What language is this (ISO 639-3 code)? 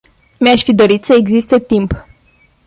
ron